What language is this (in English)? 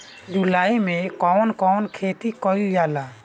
Bhojpuri